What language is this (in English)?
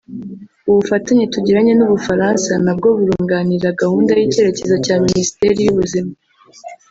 Kinyarwanda